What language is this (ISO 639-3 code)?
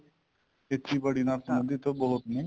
pan